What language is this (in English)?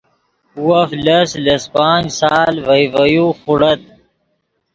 Yidgha